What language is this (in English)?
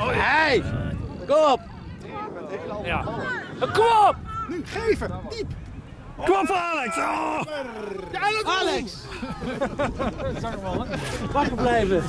Dutch